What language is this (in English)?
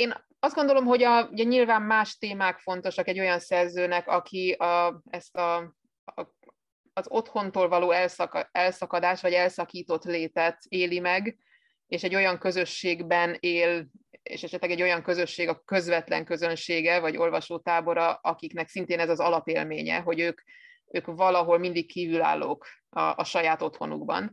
Hungarian